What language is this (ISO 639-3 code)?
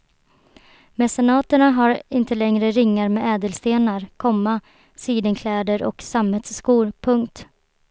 swe